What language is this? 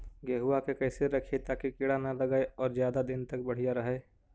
Magahi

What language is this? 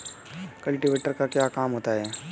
Hindi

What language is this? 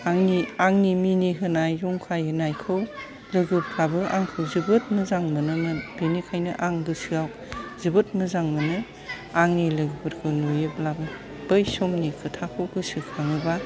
Bodo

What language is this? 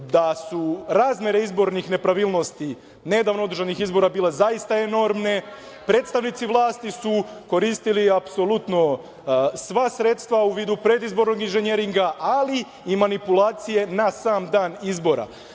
Serbian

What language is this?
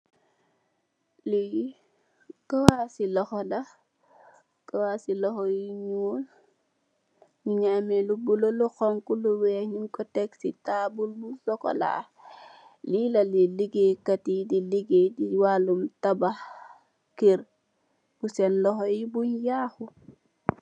Wolof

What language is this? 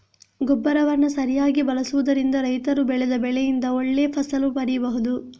Kannada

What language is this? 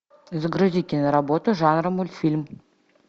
Russian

